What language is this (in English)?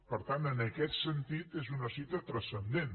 Catalan